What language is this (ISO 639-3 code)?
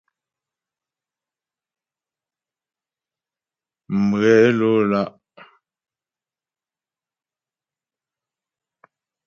bbj